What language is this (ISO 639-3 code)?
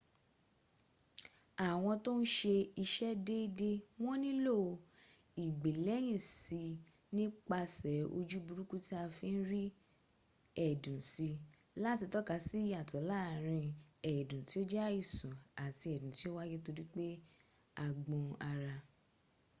yor